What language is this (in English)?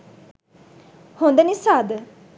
Sinhala